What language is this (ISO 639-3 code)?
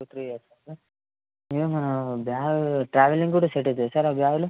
tel